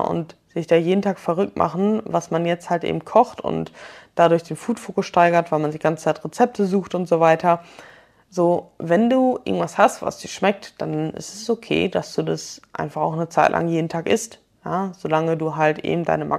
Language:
German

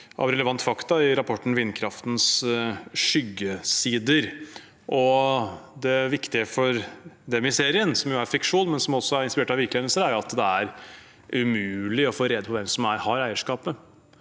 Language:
Norwegian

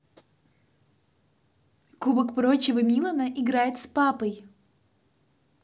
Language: Russian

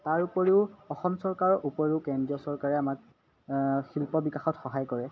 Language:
Assamese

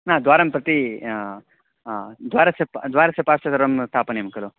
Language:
Sanskrit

